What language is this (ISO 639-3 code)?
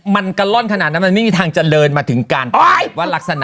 tha